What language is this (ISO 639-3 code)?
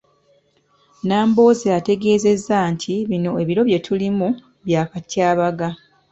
lug